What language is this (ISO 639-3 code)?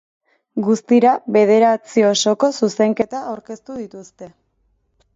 eus